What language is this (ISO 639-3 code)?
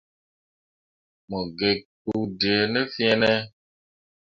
mua